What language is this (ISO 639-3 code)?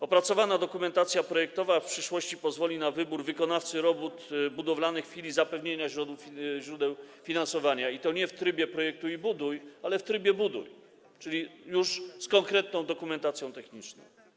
pol